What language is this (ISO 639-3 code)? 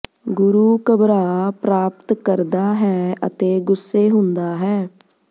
pan